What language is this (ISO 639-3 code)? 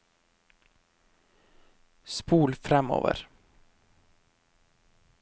nor